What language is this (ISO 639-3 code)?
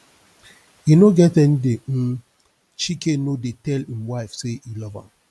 pcm